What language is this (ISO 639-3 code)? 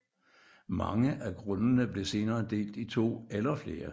dan